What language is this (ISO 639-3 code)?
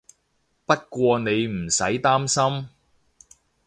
yue